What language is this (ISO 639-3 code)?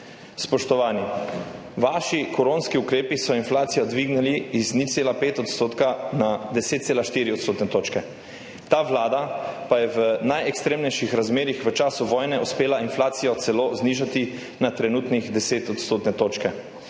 slv